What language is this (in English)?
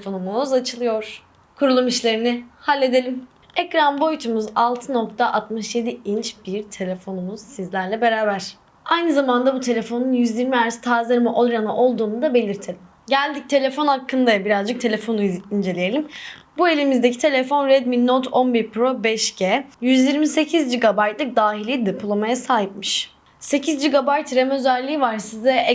Turkish